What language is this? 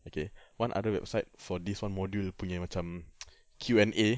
English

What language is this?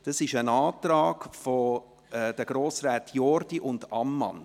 Swiss German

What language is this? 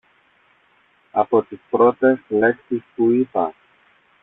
Greek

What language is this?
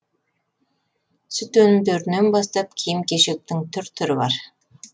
Kazakh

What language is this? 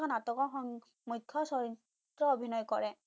Assamese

